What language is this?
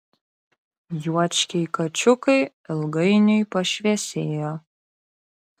Lithuanian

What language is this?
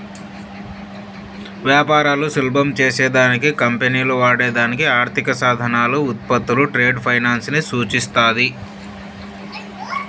Telugu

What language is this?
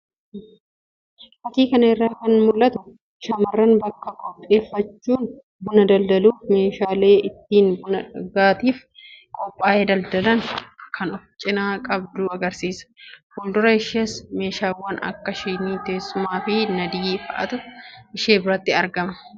Oromo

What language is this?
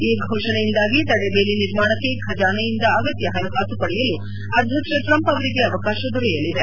Kannada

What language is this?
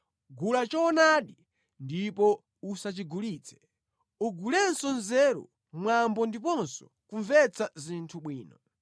Nyanja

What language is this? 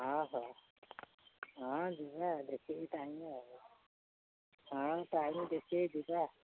Odia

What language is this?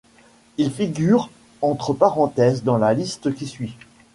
French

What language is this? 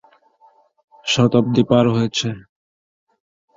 Bangla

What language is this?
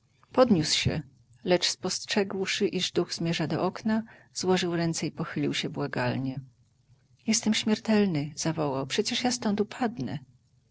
Polish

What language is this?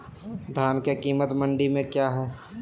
Magahi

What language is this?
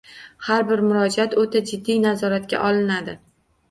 Uzbek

